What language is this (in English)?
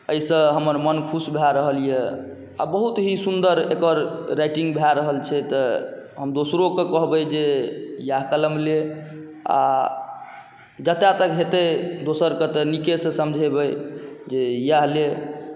Maithili